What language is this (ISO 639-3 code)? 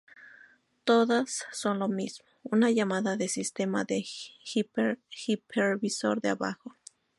spa